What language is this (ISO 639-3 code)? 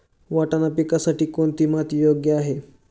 mar